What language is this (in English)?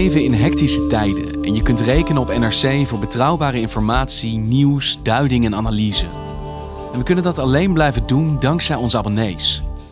Dutch